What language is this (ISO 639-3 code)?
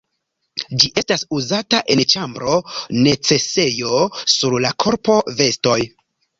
epo